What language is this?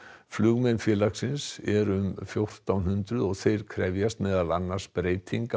Icelandic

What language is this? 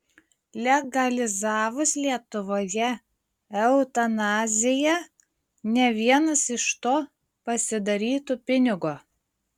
Lithuanian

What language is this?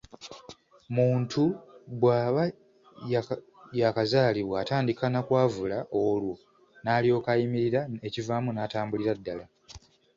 Ganda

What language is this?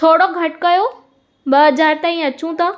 Sindhi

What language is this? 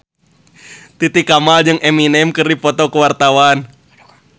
Sundanese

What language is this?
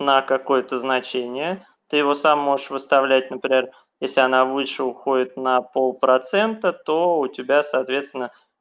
Russian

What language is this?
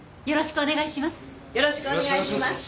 Japanese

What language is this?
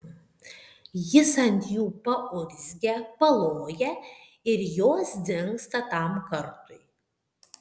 Lithuanian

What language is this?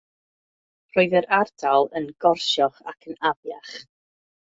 Welsh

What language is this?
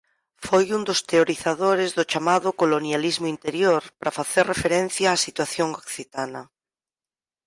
Galician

